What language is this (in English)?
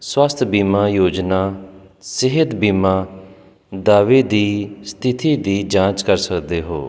Punjabi